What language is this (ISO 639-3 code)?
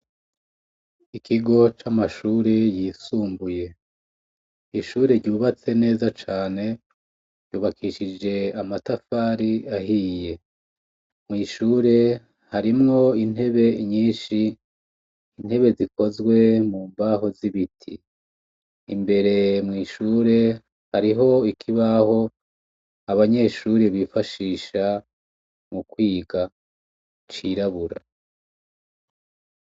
run